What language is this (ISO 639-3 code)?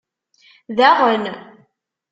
kab